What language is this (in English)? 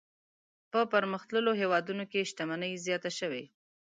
Pashto